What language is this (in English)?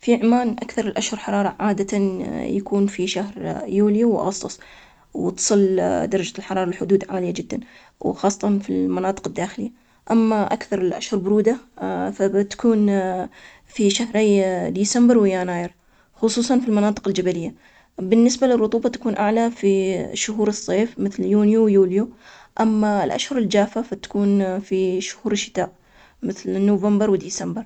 Omani Arabic